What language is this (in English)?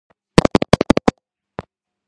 Georgian